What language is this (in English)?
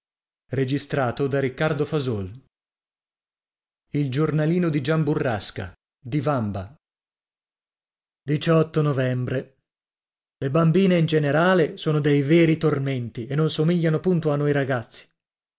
Italian